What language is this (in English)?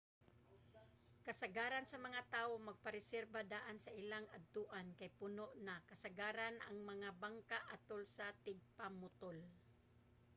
Cebuano